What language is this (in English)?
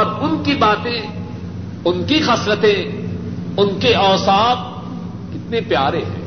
Urdu